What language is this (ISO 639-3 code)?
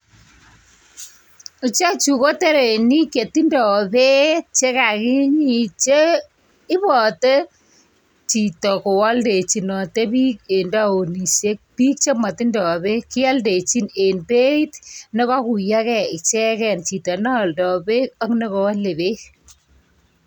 kln